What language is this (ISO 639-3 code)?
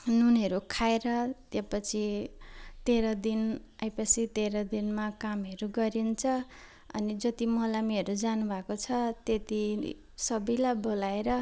nep